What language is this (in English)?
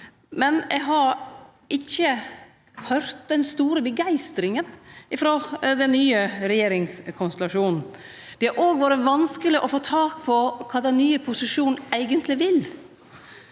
Norwegian